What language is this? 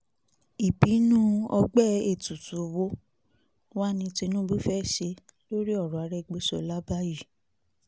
Yoruba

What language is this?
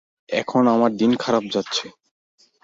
Bangla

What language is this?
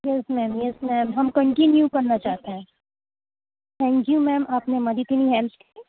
Urdu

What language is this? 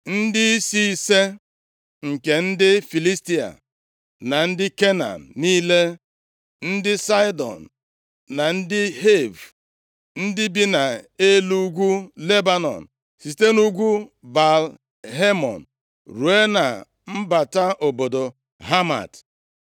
Igbo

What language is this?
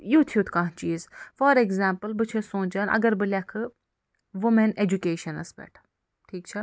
Kashmiri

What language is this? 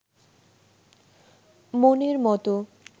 Bangla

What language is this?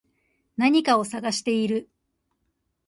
Japanese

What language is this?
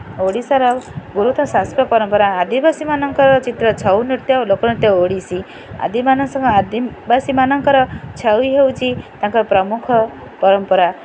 Odia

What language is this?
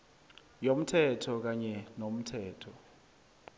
South Ndebele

